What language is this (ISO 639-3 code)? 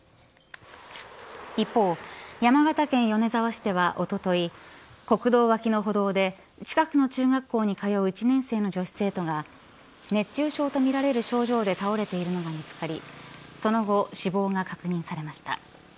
jpn